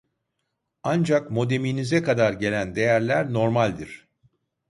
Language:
Turkish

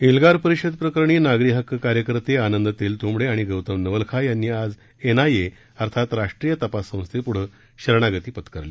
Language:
Marathi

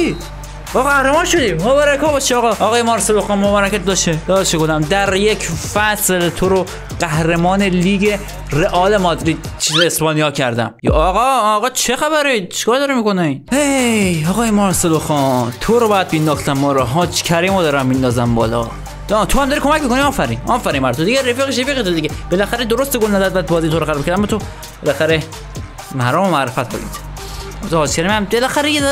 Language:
Persian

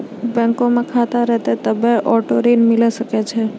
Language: Maithili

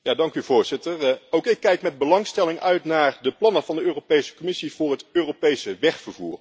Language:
Dutch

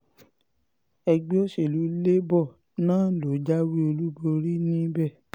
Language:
Yoruba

